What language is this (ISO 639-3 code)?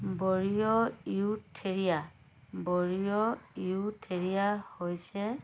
asm